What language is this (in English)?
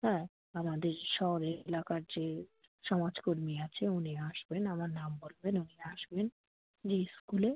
Bangla